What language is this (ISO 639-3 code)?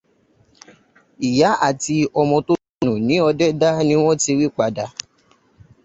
yor